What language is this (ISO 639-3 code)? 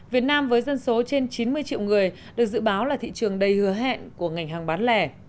vie